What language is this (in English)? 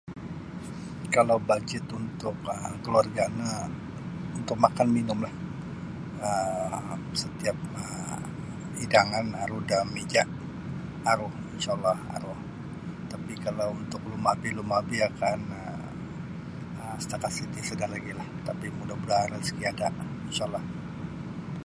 Sabah Bisaya